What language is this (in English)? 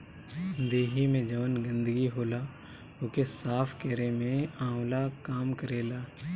Bhojpuri